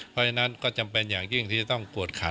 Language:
Thai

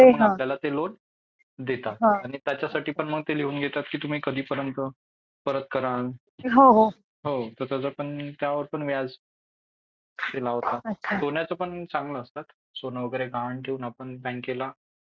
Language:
Marathi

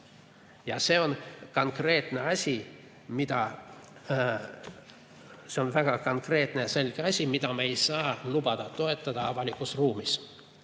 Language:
Estonian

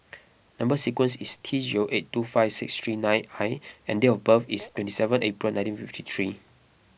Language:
English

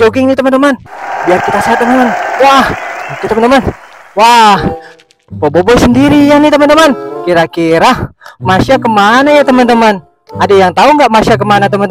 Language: Indonesian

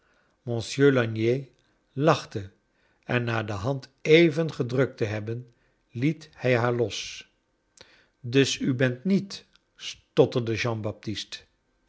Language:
Dutch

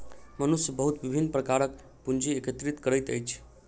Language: Maithili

